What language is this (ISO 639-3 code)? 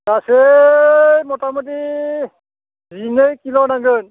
brx